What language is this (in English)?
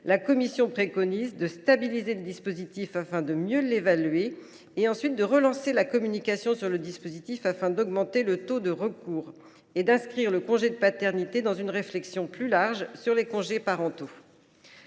French